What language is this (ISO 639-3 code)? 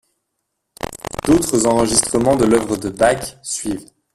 fra